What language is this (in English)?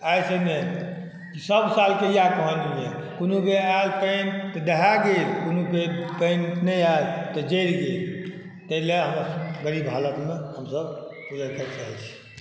Maithili